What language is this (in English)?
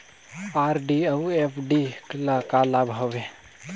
Chhattisgarhi